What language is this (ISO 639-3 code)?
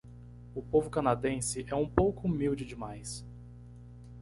por